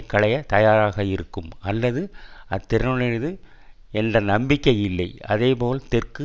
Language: Tamil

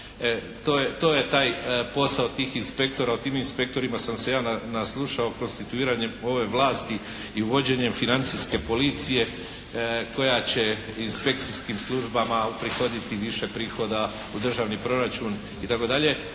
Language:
Croatian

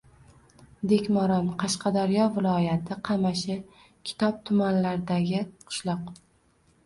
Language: Uzbek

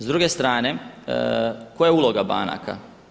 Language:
Croatian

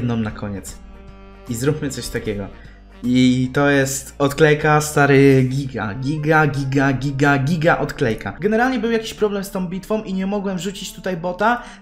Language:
Polish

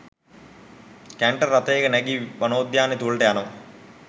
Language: Sinhala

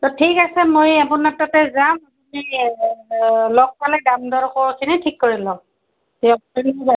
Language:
Assamese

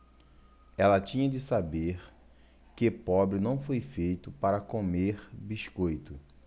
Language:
Portuguese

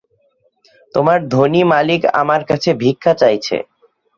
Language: Bangla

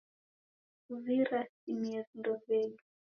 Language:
Taita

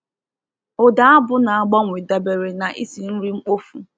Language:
Igbo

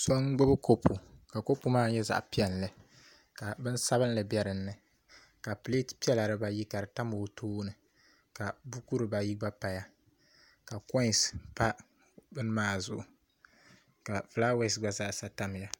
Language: Dagbani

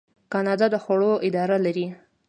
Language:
Pashto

